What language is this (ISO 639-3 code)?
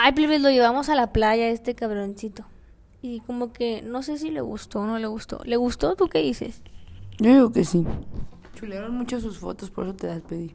spa